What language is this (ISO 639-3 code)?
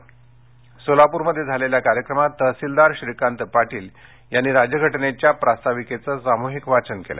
mar